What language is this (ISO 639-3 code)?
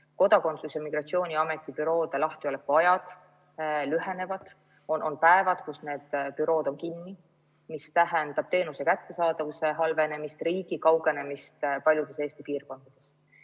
est